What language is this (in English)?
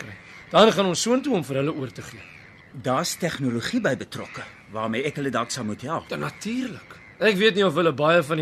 Dutch